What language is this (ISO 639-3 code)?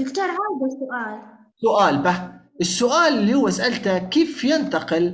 ara